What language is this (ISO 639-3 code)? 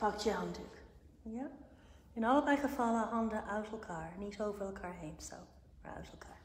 nld